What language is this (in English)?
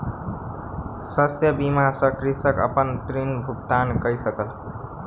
Maithili